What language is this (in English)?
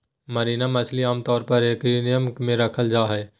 Magahi